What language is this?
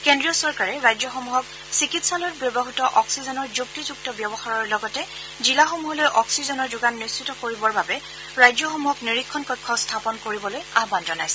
Assamese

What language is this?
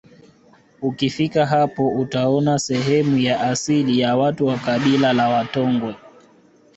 Swahili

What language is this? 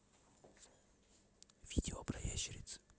Russian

